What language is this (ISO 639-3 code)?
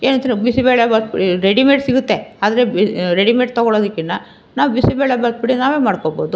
kan